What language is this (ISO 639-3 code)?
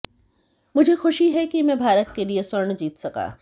hin